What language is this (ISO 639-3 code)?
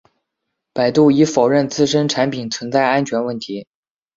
zho